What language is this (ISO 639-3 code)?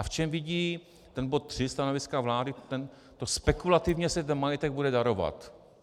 ces